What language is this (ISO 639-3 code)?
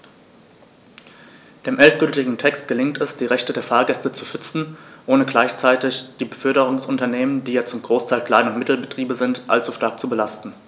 deu